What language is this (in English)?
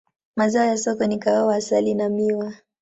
Swahili